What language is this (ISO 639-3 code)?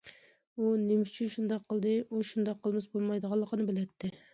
uig